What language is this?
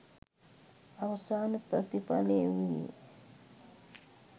Sinhala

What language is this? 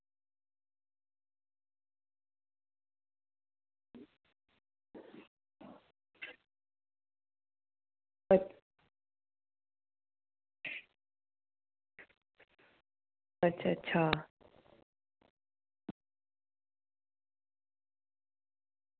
Dogri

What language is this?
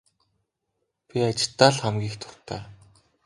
Mongolian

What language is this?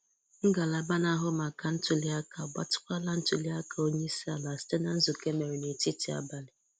Igbo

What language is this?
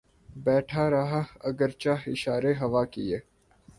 Urdu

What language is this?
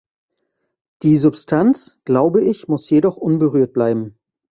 German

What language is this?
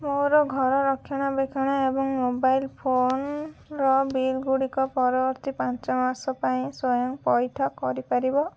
Odia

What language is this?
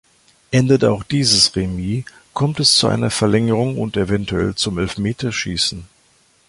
German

